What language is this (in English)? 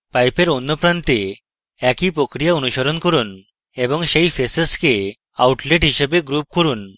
Bangla